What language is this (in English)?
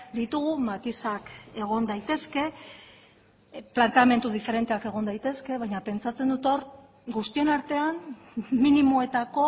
Basque